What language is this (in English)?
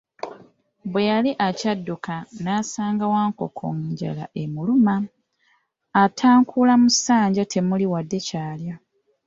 Ganda